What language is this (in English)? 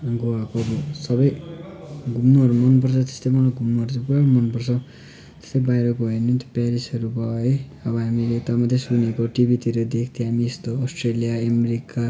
Nepali